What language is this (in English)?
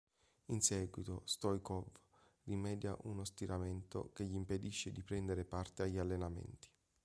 Italian